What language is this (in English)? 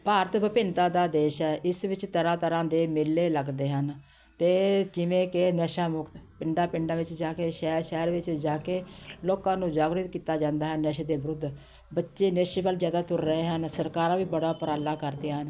Punjabi